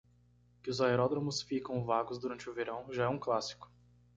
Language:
Portuguese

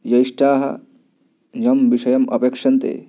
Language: Sanskrit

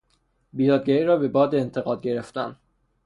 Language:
Persian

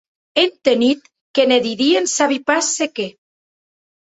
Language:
Occitan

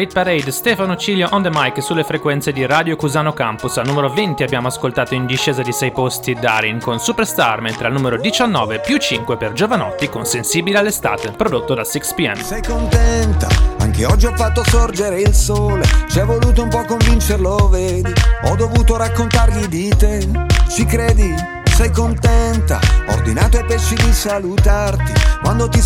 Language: Italian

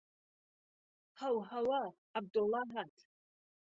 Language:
Central Kurdish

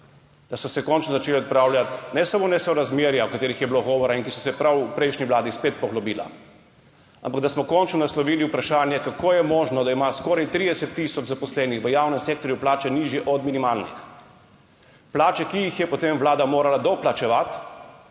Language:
Slovenian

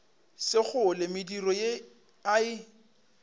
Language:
Northern Sotho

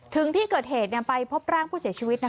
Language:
Thai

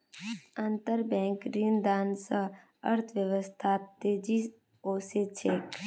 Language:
Magahi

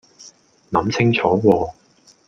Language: Cantonese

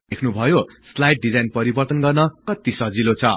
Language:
Nepali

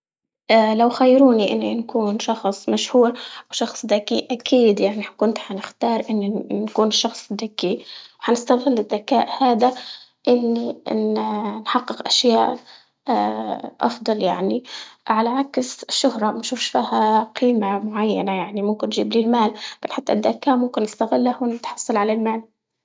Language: Libyan Arabic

